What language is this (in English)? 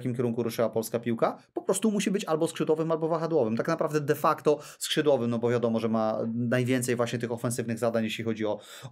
Polish